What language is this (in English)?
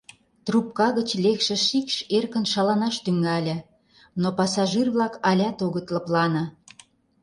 Mari